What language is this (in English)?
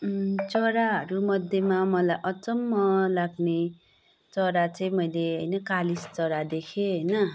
Nepali